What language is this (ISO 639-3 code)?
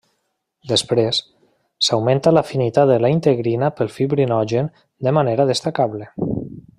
cat